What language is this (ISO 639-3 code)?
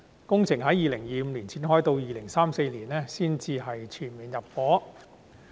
yue